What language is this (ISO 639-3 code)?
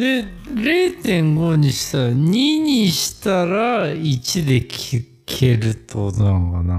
jpn